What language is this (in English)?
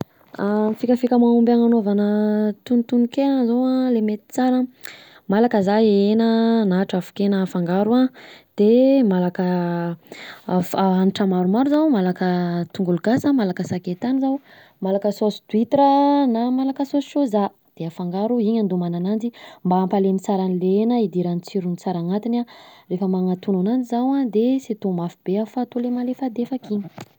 Southern Betsimisaraka Malagasy